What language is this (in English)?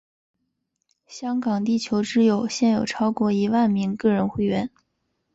Chinese